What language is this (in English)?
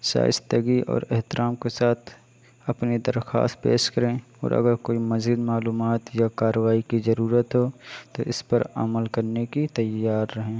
Urdu